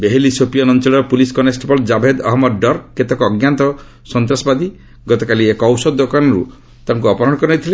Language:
Odia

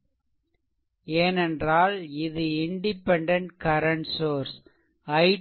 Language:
Tamil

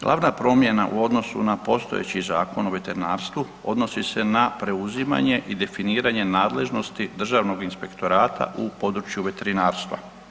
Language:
Croatian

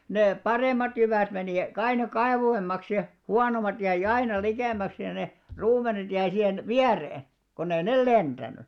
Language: Finnish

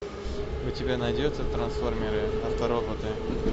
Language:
Russian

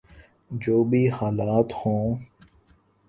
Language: Urdu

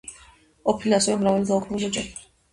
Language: Georgian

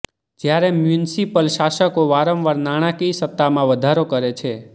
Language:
Gujarati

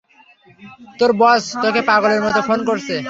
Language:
Bangla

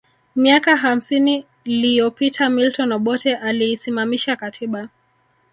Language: Swahili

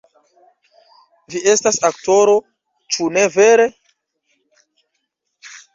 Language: Esperanto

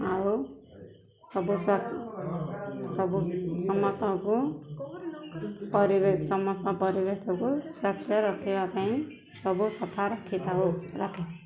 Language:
Odia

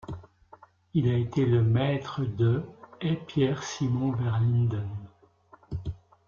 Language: French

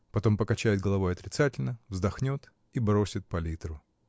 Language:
Russian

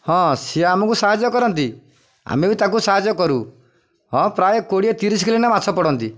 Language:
Odia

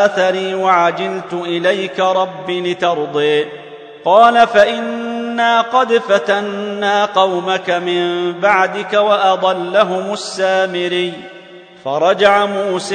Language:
Arabic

